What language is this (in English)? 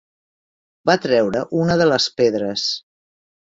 Catalan